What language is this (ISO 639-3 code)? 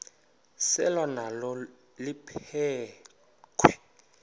xho